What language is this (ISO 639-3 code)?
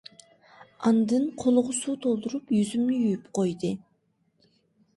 uig